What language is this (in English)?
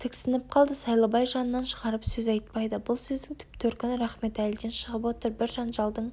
Kazakh